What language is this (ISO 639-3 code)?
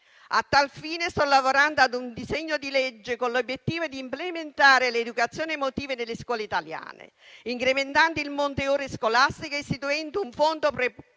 ita